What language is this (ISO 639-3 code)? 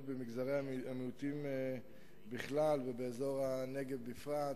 heb